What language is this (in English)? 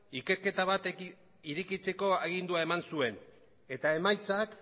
Basque